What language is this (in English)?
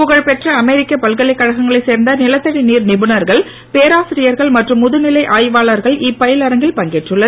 Tamil